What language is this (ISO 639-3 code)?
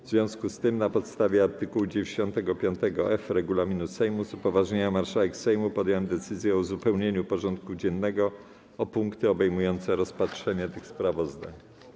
pol